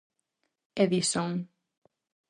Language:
Galician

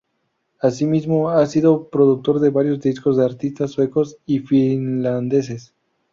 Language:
Spanish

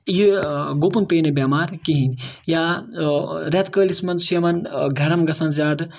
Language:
Kashmiri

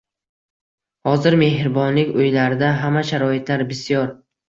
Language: Uzbek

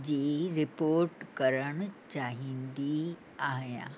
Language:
Sindhi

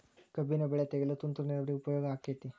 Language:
Kannada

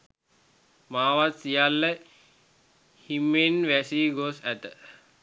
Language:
Sinhala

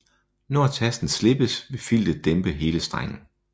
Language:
Danish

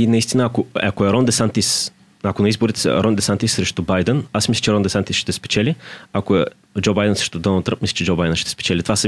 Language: Bulgarian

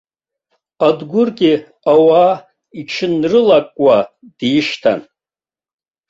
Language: Abkhazian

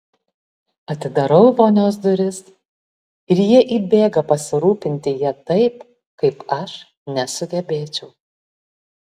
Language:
Lithuanian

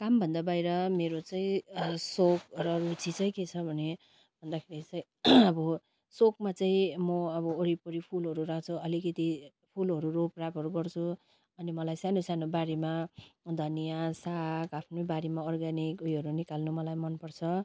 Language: Nepali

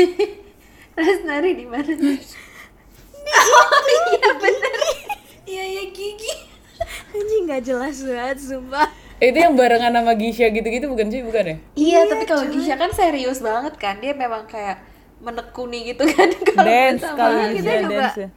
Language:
Indonesian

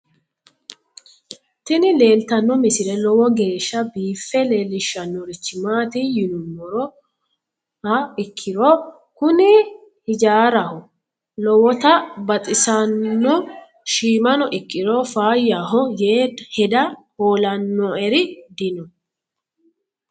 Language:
Sidamo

